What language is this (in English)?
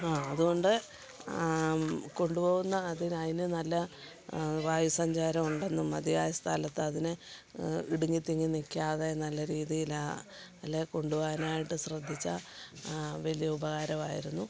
Malayalam